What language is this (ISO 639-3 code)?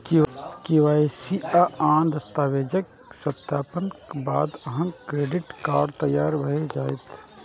mai